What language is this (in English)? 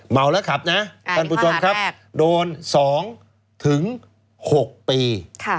Thai